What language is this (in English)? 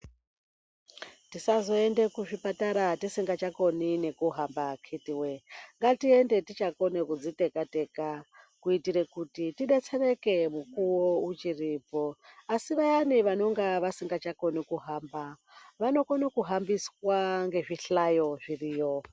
Ndau